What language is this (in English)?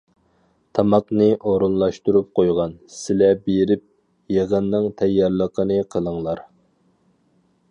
Uyghur